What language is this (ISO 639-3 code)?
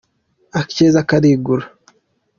kin